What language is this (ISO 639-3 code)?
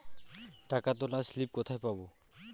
ben